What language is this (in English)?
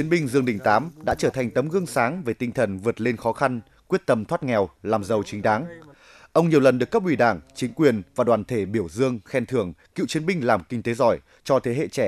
Vietnamese